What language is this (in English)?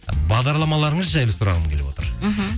Kazakh